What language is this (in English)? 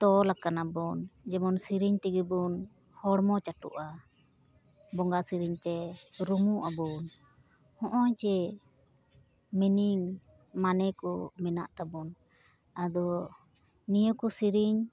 Santali